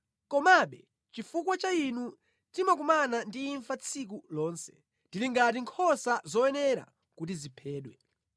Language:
Nyanja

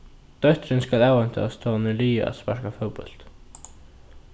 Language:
Faroese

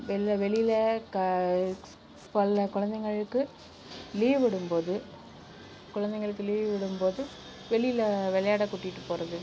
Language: Tamil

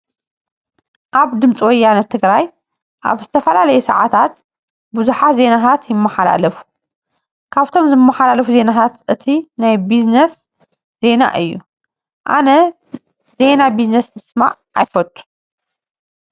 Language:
Tigrinya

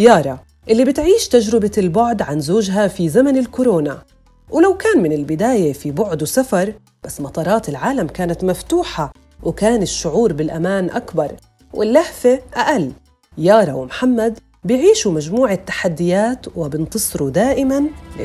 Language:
Arabic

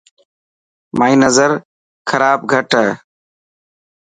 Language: Dhatki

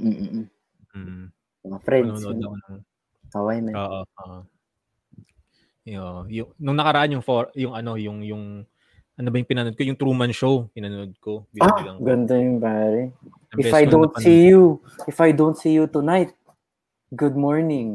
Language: Filipino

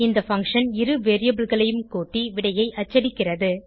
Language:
Tamil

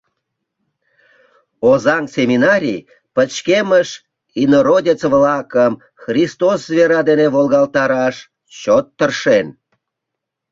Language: Mari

